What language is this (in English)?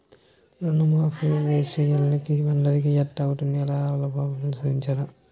Telugu